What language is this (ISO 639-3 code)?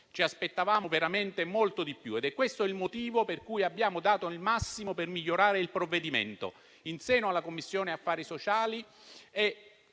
ita